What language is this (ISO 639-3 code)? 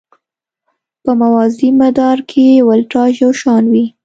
pus